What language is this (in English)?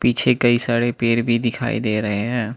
Hindi